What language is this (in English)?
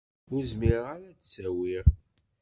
Kabyle